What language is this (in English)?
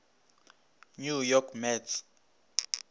Northern Sotho